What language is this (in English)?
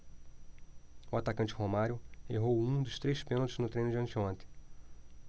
Portuguese